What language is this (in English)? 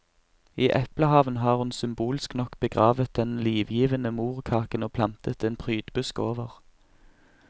Norwegian